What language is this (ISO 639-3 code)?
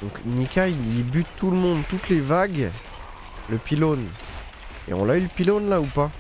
fra